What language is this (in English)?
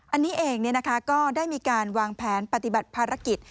Thai